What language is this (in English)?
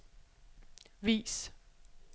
Danish